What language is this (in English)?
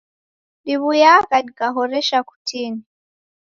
Taita